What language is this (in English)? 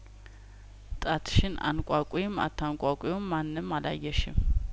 Amharic